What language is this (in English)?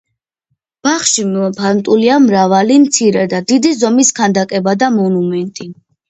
Georgian